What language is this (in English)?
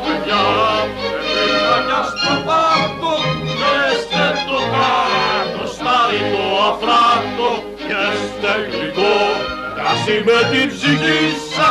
Greek